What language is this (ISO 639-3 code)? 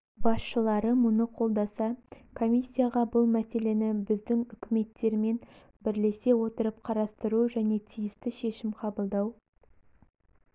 kaz